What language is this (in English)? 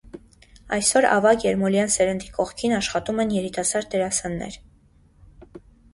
Armenian